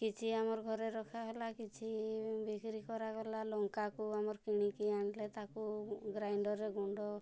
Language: Odia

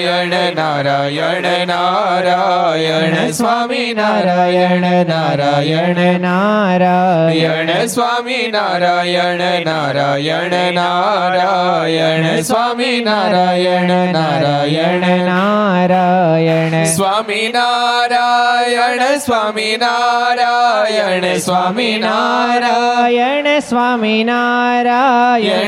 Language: Gujarati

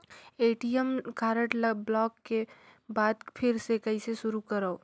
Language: Chhattisgarhi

